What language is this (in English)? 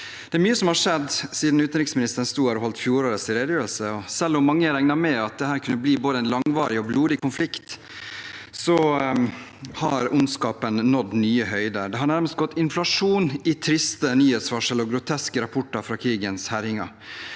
Norwegian